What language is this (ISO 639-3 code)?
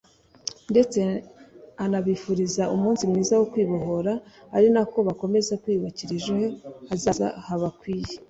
kin